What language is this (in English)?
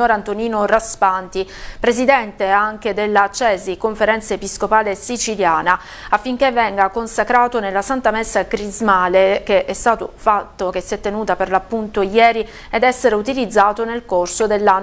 Italian